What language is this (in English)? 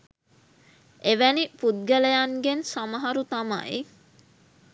Sinhala